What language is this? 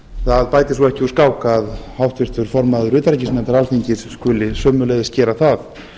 Icelandic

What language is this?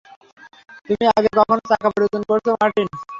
Bangla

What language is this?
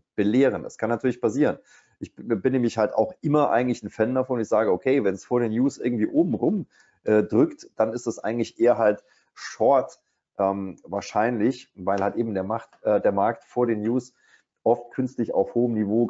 German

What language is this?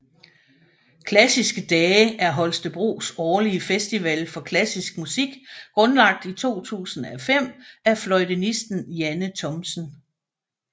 Danish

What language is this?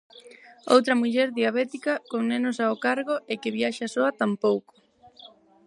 Galician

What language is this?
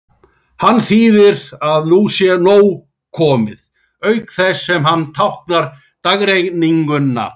Icelandic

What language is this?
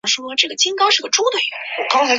Chinese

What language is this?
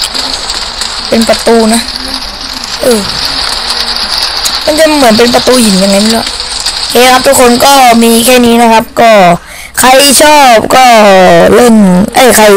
Thai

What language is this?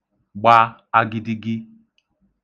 Igbo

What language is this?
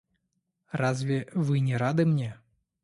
Russian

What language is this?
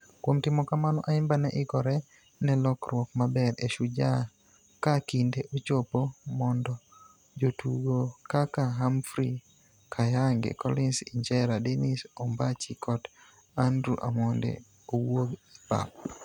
Luo (Kenya and Tanzania)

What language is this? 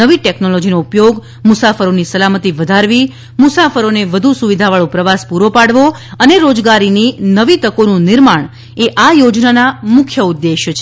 Gujarati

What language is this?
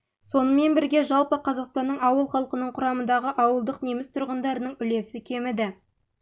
Kazakh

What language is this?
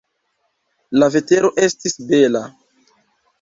Esperanto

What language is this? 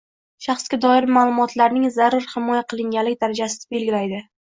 Uzbek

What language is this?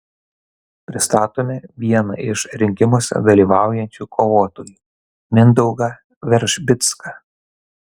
Lithuanian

